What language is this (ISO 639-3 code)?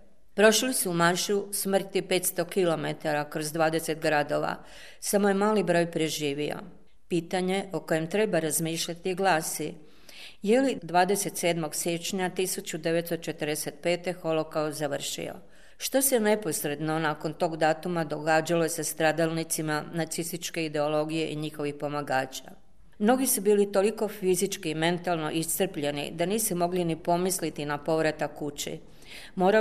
hrv